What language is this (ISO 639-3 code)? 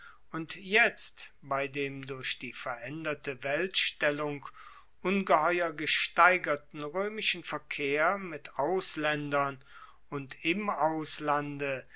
deu